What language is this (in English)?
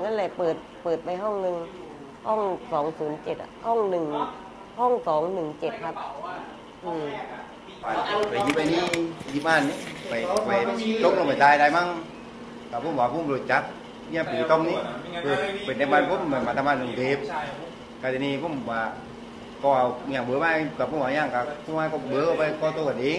Thai